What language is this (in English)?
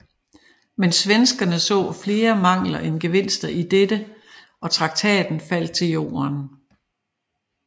Danish